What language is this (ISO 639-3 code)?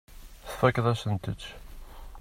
kab